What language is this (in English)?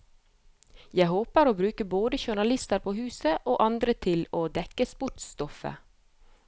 Norwegian